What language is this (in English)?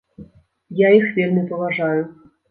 Belarusian